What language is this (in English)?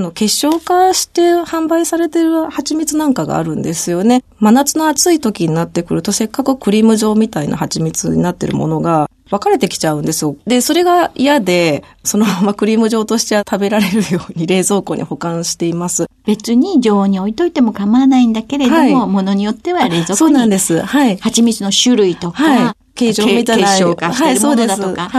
Japanese